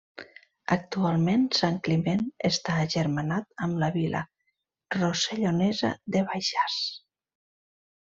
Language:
Catalan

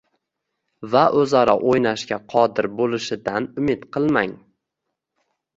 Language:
Uzbek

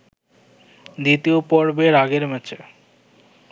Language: Bangla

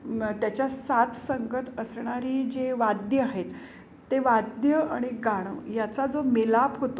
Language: Marathi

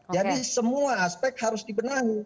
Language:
Indonesian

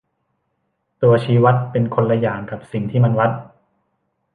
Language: Thai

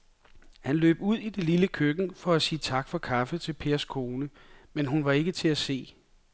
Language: Danish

